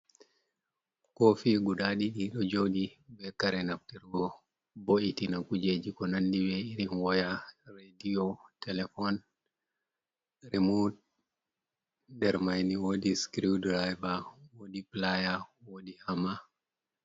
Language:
Fula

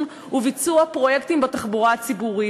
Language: Hebrew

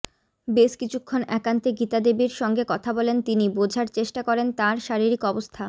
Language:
Bangla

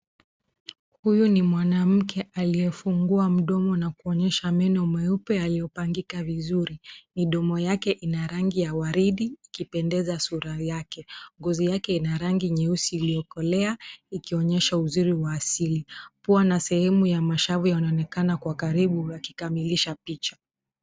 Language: Swahili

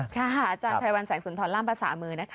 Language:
Thai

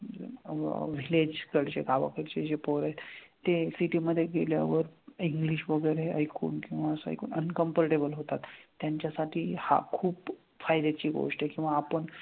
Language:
Marathi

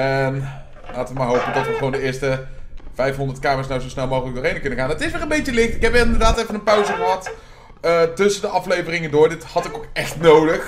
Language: Dutch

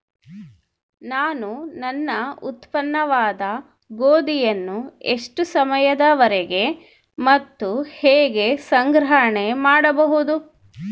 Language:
Kannada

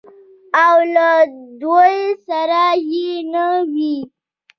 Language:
Pashto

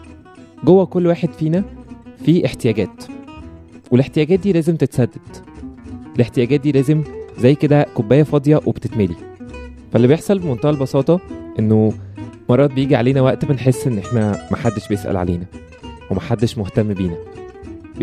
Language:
Arabic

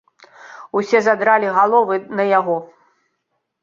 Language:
Belarusian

